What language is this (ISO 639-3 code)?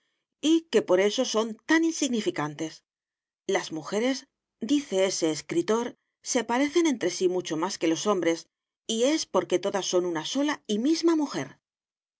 spa